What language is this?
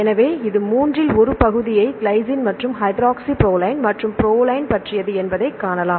Tamil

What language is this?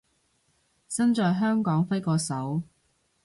Cantonese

